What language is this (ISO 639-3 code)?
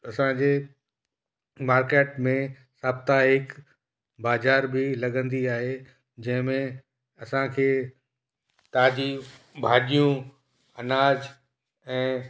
snd